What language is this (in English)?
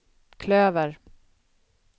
Swedish